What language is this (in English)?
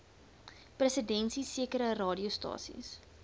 Afrikaans